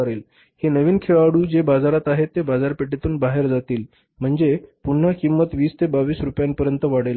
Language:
Marathi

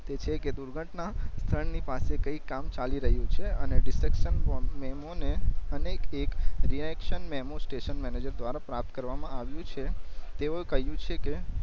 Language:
Gujarati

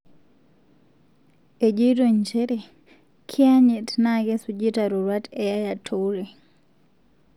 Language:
Masai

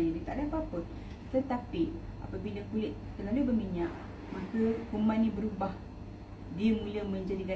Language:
Malay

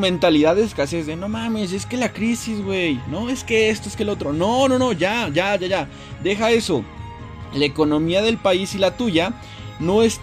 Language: Spanish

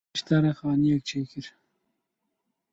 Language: Kurdish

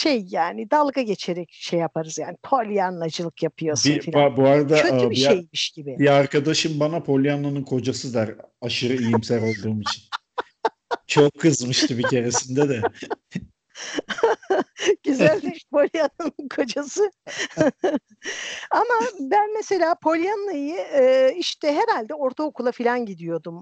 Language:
Turkish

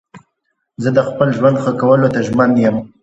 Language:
Pashto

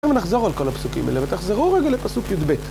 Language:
Hebrew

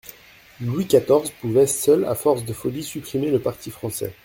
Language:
French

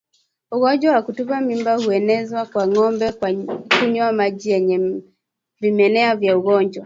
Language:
Swahili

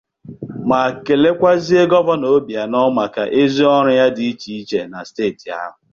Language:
Igbo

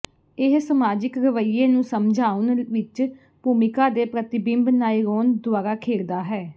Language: Punjabi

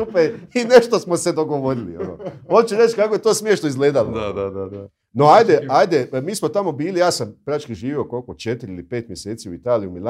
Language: Croatian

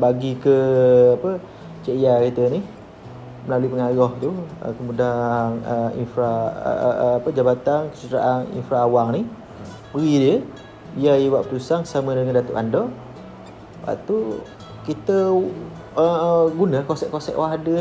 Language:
Malay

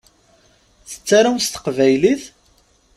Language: Kabyle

